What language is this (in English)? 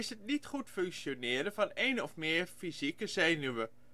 Dutch